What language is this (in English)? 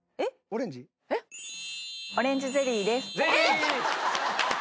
Japanese